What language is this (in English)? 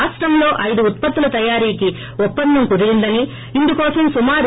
Telugu